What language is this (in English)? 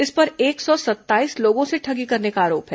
Hindi